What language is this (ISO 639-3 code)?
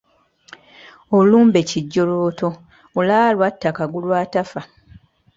lug